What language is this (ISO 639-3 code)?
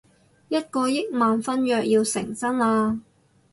yue